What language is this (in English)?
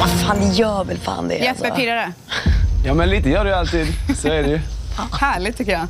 Swedish